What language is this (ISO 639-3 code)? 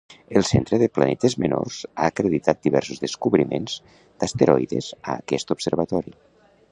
cat